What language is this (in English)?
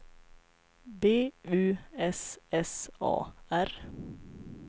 Swedish